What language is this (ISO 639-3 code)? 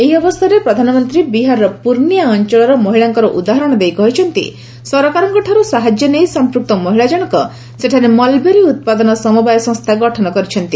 ori